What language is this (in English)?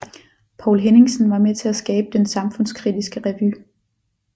Danish